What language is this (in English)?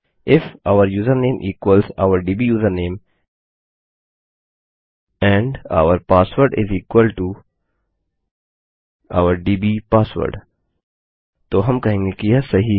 Hindi